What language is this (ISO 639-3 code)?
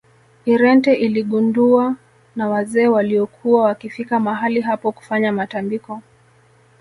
swa